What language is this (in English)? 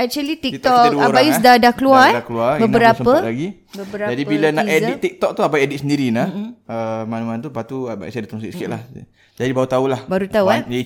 Malay